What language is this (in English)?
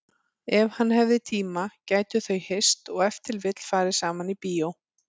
Icelandic